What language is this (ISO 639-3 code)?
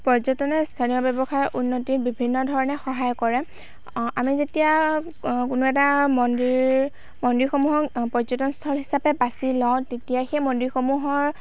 asm